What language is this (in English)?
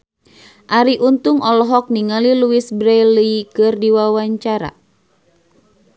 Sundanese